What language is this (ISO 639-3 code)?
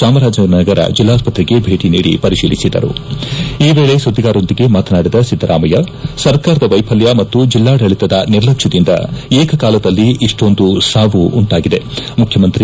kan